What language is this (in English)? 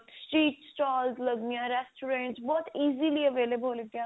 Punjabi